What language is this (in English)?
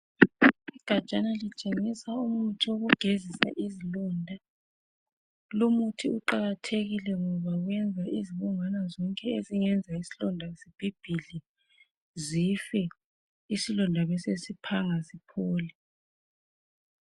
North Ndebele